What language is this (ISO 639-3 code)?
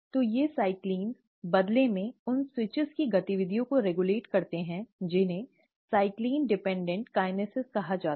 hin